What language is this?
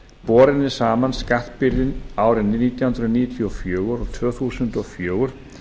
Icelandic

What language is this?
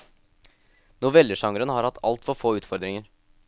Norwegian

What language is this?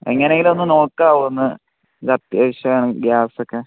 Malayalam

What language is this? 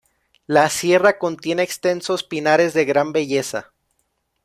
Spanish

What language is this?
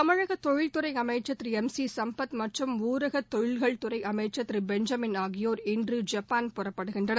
Tamil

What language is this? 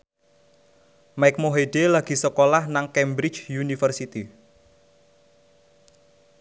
Javanese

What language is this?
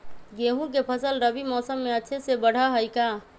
Magahi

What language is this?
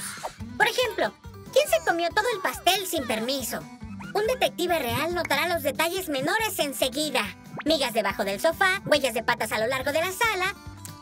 Spanish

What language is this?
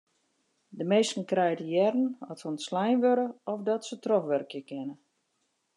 Western Frisian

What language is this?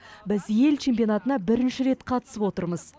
Kazakh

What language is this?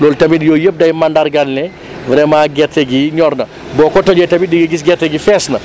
Wolof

